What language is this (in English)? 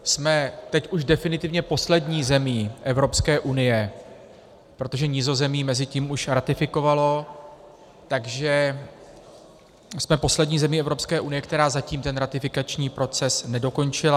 Czech